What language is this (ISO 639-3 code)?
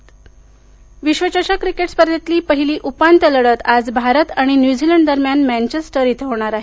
mar